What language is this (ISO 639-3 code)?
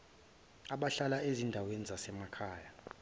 zul